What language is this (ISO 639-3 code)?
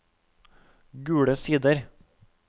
nor